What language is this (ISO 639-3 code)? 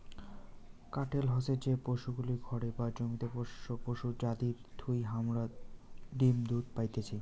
ben